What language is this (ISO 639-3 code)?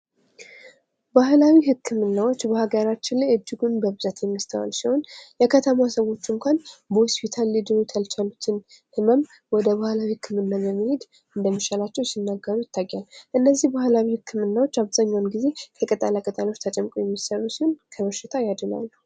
amh